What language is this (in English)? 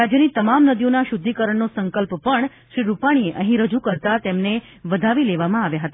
Gujarati